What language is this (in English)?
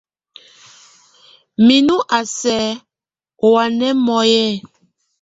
Tunen